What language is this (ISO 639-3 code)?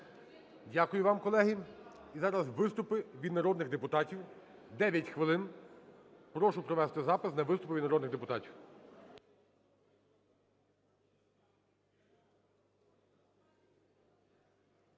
ukr